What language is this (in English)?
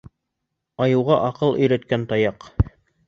Bashkir